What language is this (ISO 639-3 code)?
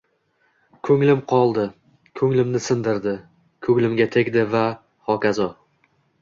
uzb